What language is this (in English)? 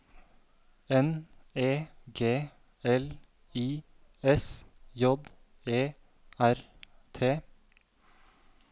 Norwegian